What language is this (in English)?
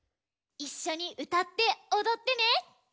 Japanese